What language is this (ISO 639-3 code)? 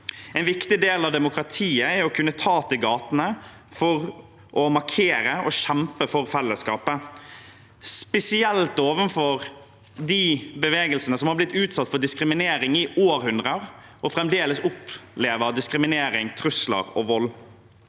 nor